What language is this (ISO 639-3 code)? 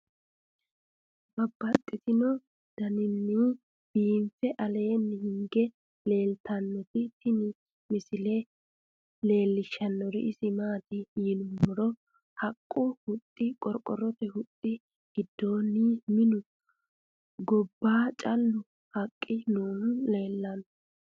sid